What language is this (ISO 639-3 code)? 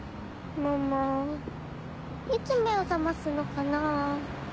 jpn